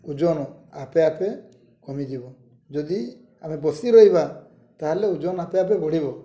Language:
Odia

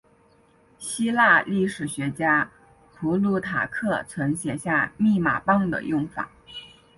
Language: Chinese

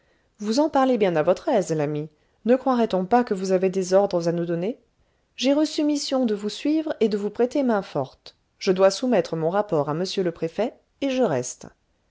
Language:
French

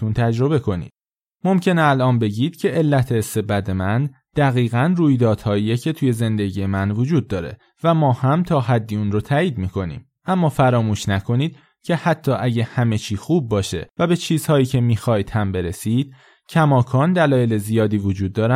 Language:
Persian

